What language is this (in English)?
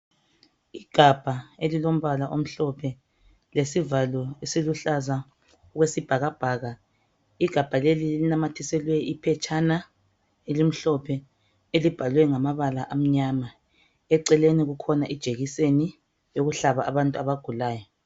North Ndebele